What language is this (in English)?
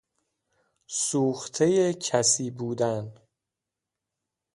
Persian